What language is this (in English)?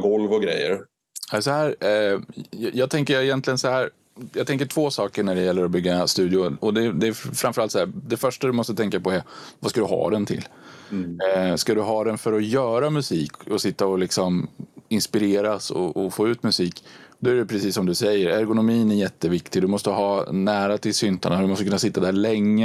Swedish